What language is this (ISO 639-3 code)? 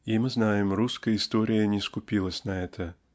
rus